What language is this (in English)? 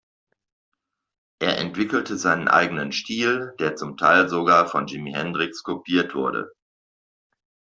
German